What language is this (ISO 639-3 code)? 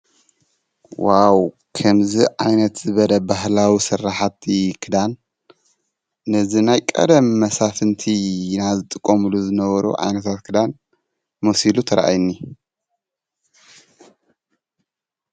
tir